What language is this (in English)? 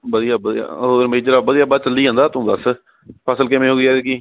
Punjabi